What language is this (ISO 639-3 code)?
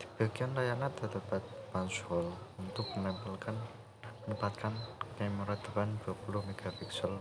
ind